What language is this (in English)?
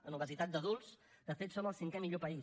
Catalan